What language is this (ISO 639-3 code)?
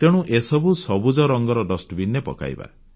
ori